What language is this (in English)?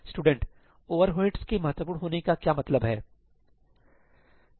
Hindi